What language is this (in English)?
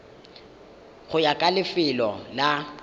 Tswana